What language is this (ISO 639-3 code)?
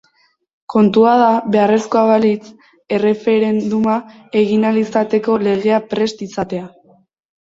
eus